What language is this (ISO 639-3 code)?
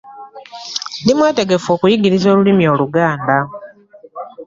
lug